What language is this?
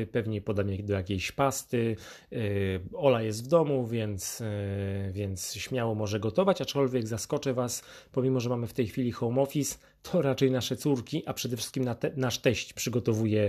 Polish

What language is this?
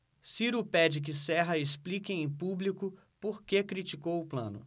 Portuguese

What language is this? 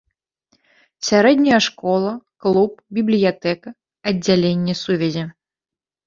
Belarusian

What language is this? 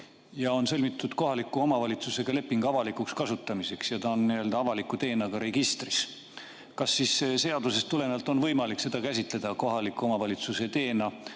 Estonian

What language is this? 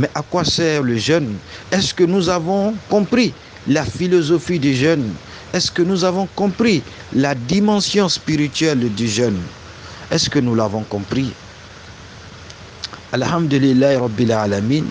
French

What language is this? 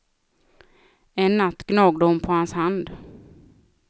Swedish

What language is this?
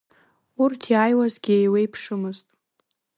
Abkhazian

